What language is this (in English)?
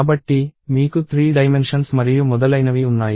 Telugu